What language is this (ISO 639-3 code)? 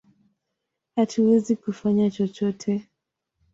swa